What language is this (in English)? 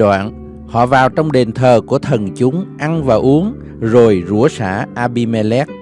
Vietnamese